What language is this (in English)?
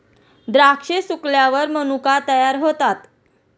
Marathi